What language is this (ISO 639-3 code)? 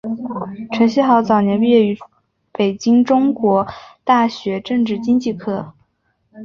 zho